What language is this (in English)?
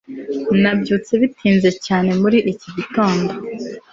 Kinyarwanda